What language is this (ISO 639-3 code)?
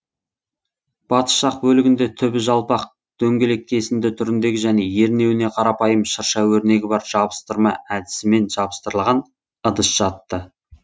kaz